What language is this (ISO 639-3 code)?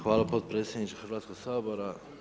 hrv